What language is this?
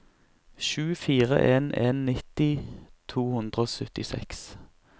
Norwegian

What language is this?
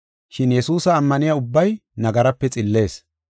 Gofa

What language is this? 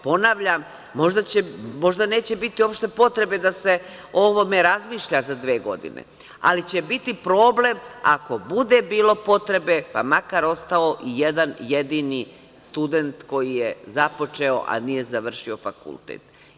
Serbian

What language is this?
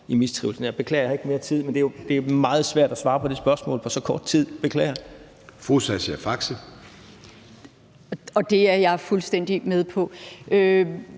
Danish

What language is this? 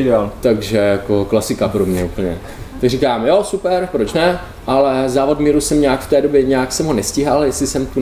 Czech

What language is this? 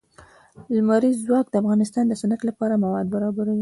Pashto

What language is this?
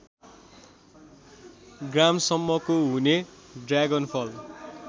Nepali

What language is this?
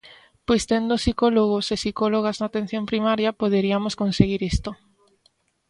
Galician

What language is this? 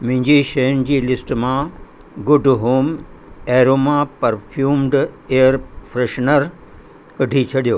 Sindhi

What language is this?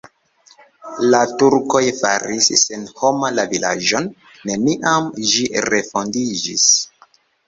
Esperanto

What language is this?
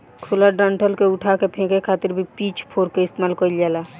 Bhojpuri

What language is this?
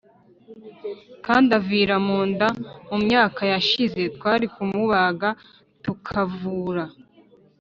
Kinyarwanda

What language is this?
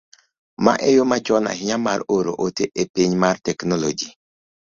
Luo (Kenya and Tanzania)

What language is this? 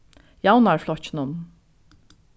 Faroese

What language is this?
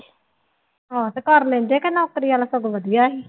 Punjabi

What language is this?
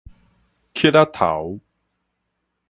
Min Nan Chinese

